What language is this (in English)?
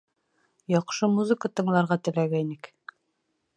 Bashkir